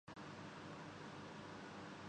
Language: Urdu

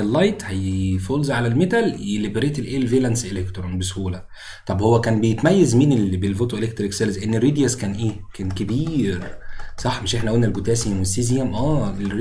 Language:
Arabic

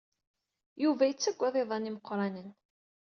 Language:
Kabyle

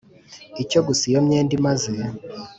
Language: Kinyarwanda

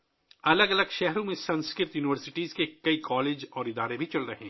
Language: Urdu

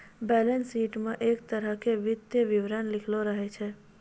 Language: Maithili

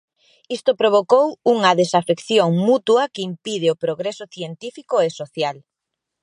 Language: Galician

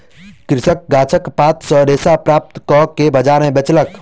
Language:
Maithili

